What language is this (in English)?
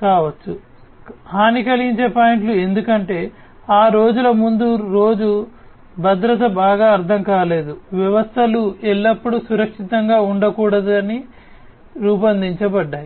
Telugu